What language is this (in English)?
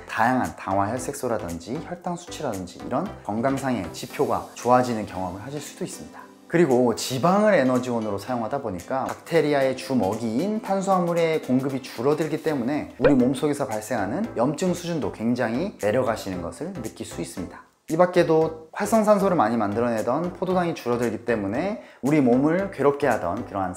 Korean